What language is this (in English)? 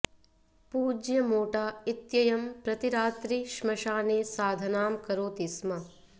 Sanskrit